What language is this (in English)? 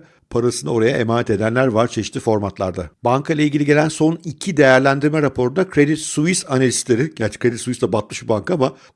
Turkish